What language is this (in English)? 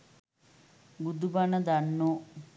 Sinhala